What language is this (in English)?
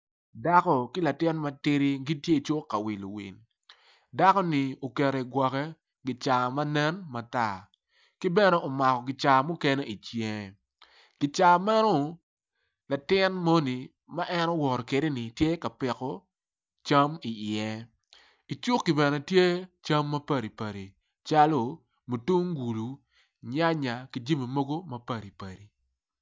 Acoli